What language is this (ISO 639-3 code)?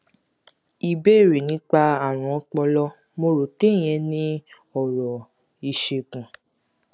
yor